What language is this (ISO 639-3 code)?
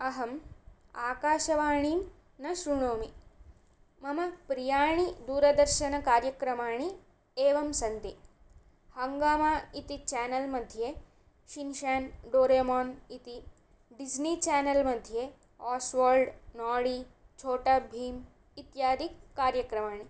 san